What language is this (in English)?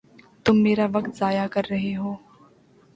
Urdu